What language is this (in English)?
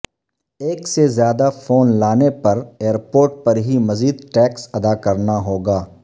Urdu